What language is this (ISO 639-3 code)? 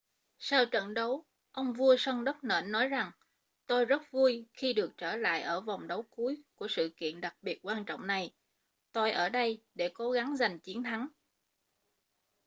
vie